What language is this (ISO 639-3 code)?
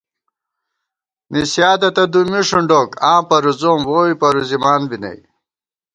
gwt